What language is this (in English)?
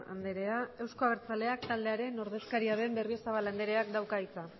Basque